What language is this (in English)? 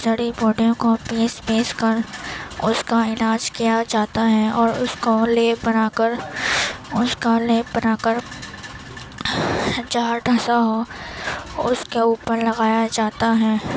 Urdu